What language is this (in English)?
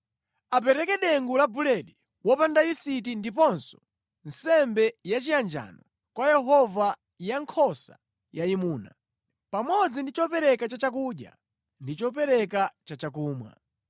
Nyanja